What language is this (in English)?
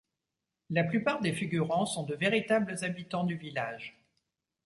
French